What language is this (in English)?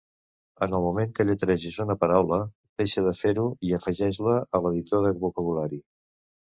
Catalan